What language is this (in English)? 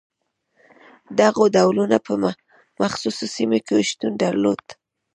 Pashto